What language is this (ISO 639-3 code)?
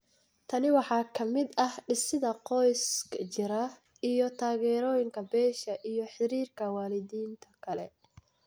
som